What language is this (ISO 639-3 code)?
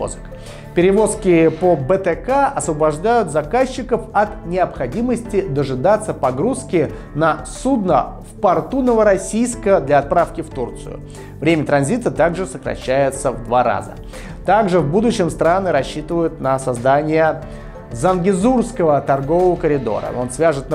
rus